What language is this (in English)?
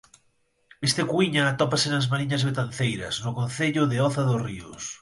Galician